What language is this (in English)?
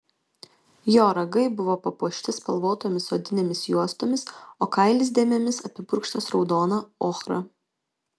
Lithuanian